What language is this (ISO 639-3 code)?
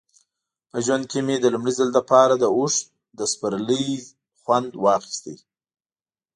pus